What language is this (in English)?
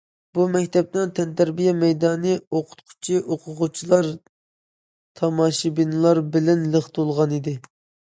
Uyghur